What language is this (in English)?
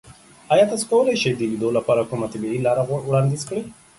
Pashto